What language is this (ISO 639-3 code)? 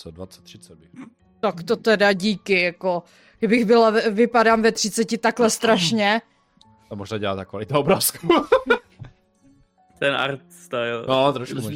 ces